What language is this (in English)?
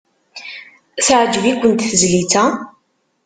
Kabyle